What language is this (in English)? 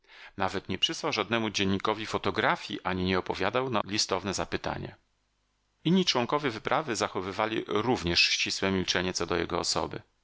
Polish